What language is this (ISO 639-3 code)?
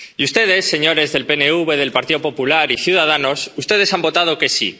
spa